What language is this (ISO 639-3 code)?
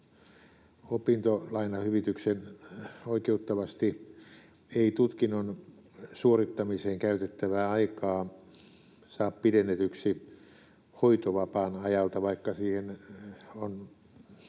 fin